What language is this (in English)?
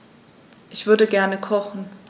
German